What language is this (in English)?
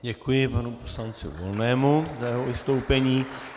Czech